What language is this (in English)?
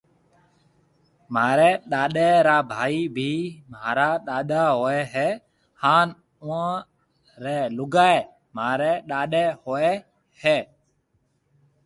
Marwari (Pakistan)